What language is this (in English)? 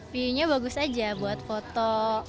Indonesian